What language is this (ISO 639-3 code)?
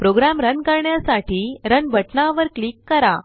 mar